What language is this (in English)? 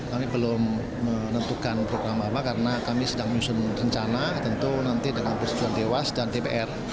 Indonesian